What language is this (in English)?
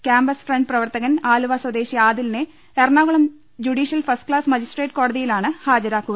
Malayalam